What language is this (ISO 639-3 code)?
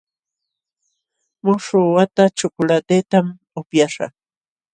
qxw